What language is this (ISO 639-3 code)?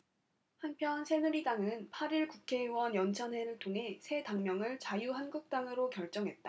kor